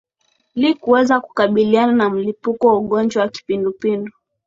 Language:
Swahili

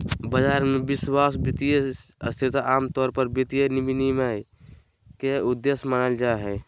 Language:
Magahi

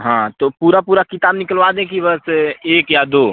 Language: Hindi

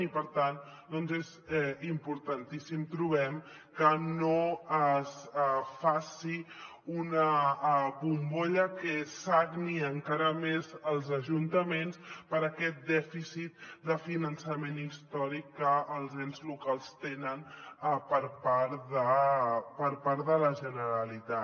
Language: Catalan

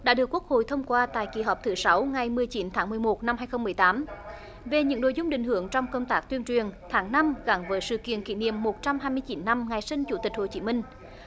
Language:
Vietnamese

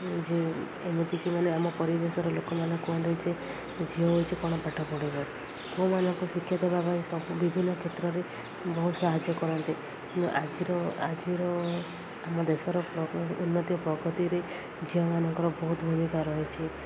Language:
Odia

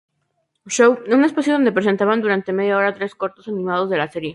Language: Spanish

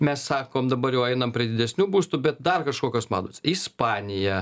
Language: Lithuanian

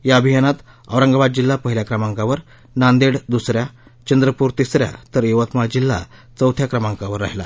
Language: Marathi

